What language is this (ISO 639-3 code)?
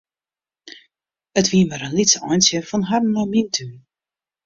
fry